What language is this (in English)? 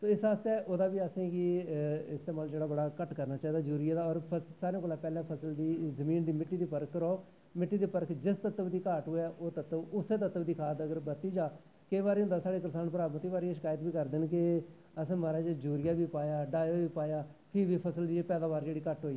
Dogri